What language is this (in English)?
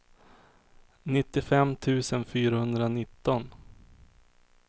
Swedish